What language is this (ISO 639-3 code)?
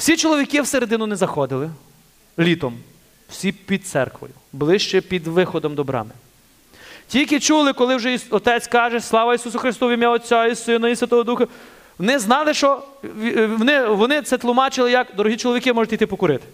ukr